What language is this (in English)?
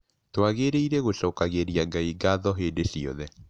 Kikuyu